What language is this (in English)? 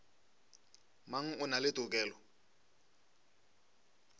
Northern Sotho